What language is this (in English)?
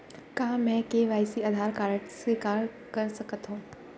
Chhattisgarhi